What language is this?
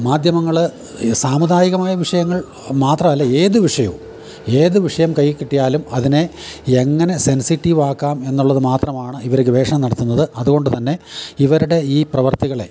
Malayalam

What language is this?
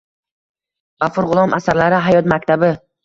Uzbek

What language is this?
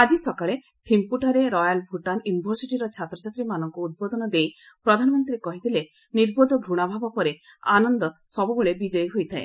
Odia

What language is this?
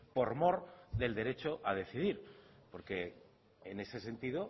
Spanish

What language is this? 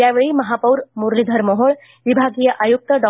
Marathi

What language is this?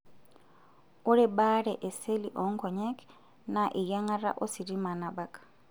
Masai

